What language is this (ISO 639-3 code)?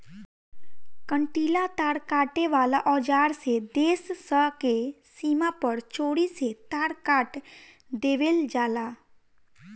bho